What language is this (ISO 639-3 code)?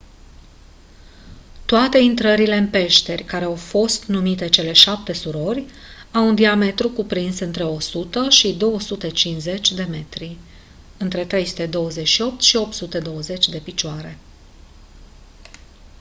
ron